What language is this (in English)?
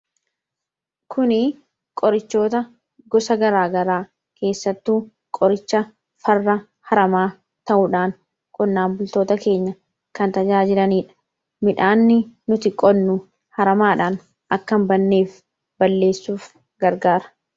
Oromo